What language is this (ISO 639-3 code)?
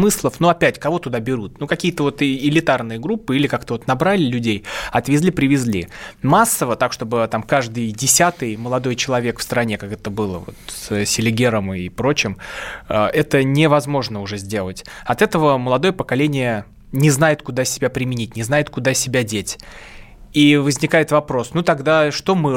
rus